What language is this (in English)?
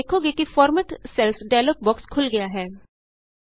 Punjabi